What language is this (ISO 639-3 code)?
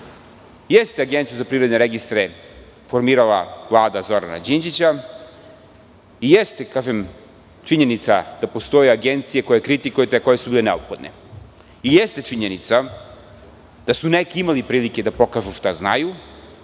srp